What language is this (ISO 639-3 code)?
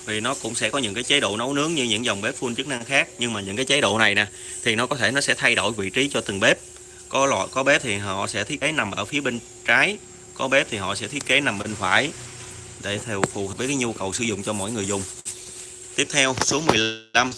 vie